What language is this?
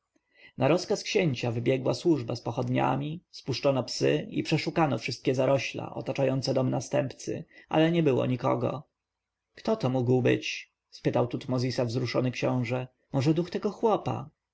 Polish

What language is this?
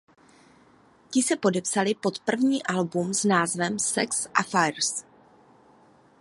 Czech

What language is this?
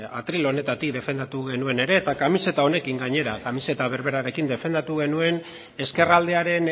Basque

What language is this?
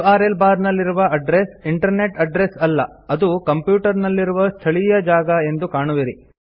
Kannada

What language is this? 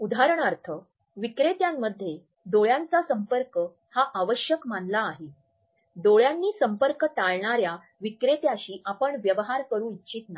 Marathi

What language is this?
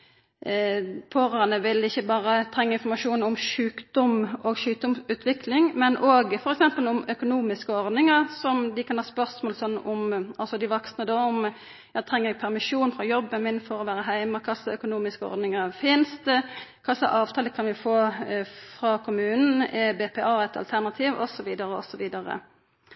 Norwegian Nynorsk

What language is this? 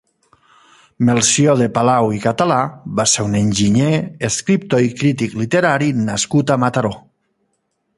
Catalan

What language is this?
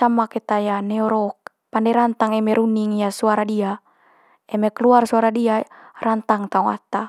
Manggarai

